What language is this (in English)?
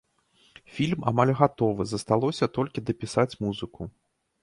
Belarusian